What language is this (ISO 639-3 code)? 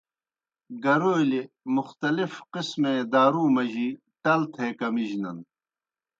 plk